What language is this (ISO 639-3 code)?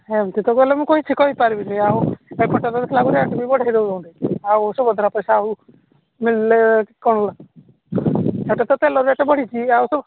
ori